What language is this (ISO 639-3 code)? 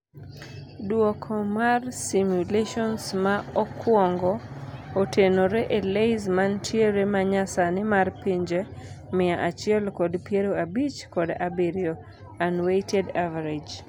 luo